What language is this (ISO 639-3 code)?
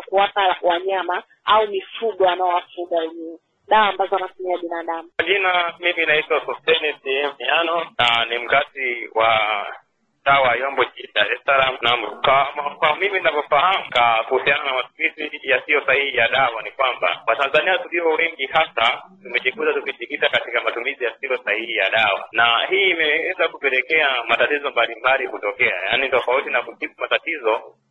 swa